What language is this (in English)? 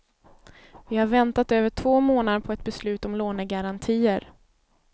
Swedish